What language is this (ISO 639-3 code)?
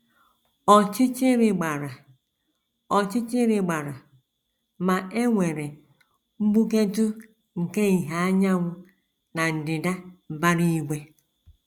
ibo